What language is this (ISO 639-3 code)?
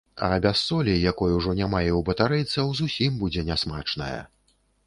bel